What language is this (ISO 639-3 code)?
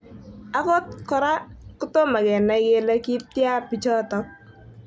kln